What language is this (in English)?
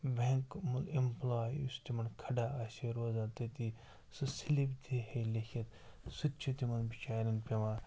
Kashmiri